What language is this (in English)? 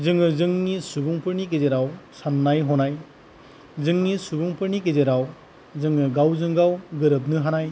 Bodo